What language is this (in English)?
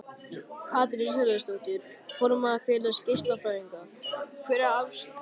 Icelandic